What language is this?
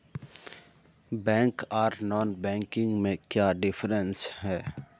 Magahi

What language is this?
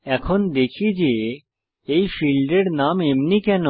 Bangla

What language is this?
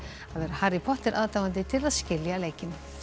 Icelandic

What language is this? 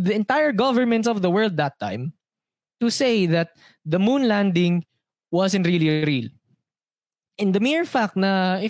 Filipino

